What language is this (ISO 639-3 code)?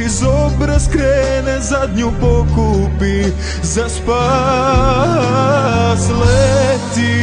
ron